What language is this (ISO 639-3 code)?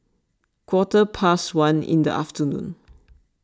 eng